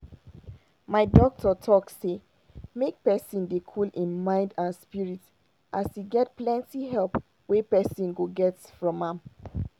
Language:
Nigerian Pidgin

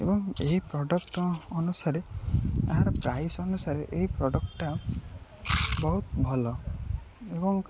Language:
Odia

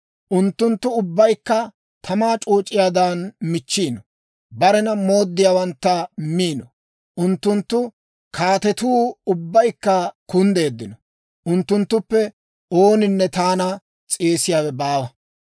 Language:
Dawro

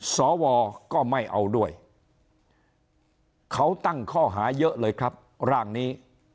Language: Thai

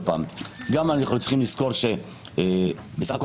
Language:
Hebrew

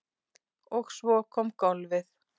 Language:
Icelandic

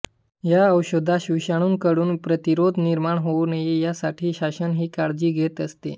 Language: Marathi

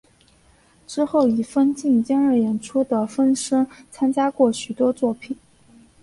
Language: Chinese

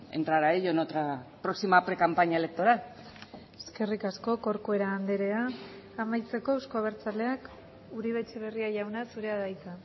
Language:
Basque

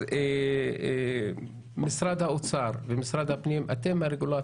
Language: Hebrew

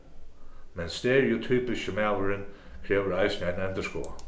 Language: Faroese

